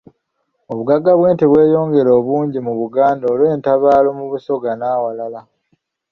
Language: Ganda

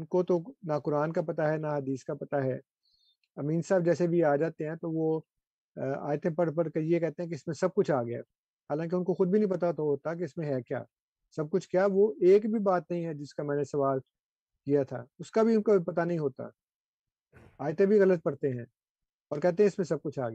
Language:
Urdu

